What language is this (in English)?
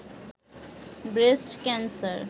Bangla